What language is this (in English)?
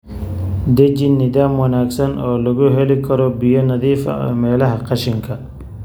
Somali